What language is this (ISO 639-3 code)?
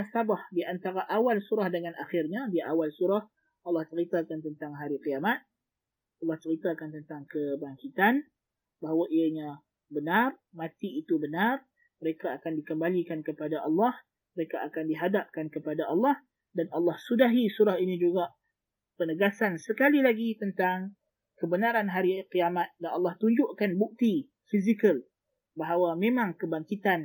msa